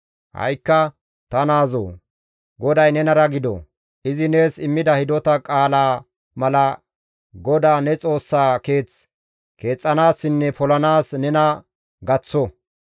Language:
Gamo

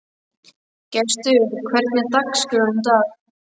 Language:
Icelandic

